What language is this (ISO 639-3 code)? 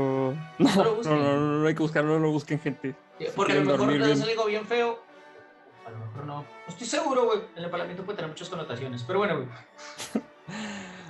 spa